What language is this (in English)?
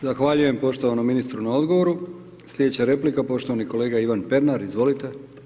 Croatian